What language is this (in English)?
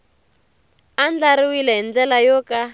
Tsonga